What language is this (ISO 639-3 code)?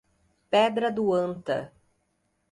por